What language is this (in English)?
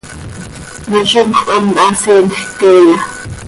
Seri